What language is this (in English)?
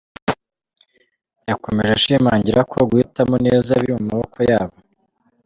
Kinyarwanda